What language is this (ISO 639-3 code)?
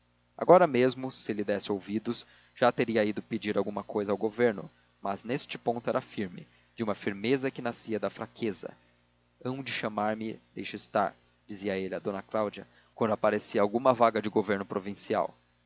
por